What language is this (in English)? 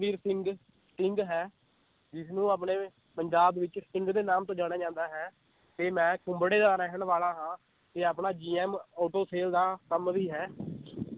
Punjabi